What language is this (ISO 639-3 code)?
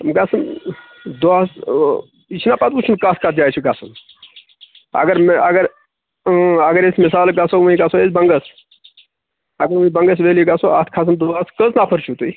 kas